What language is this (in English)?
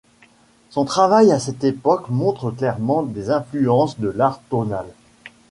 French